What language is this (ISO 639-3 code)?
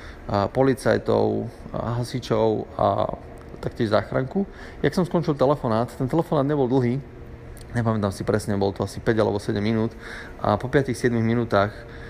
slk